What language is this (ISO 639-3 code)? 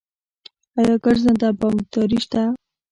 pus